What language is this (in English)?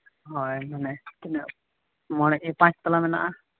Santali